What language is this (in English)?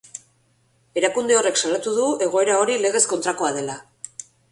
Basque